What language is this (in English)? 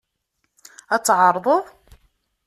Kabyle